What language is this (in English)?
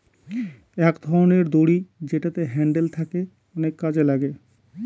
Bangla